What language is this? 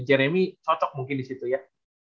Indonesian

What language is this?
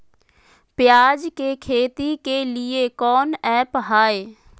Magahi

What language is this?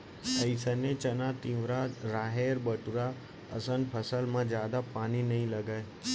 Chhattisgarhi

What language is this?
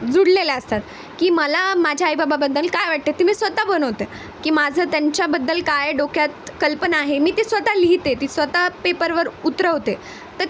Marathi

